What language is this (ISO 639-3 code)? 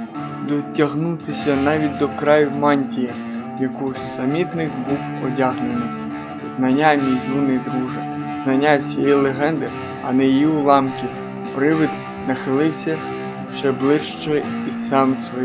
ukr